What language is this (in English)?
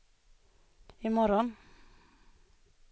Swedish